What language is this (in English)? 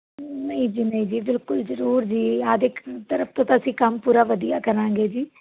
Punjabi